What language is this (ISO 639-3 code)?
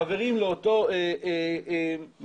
heb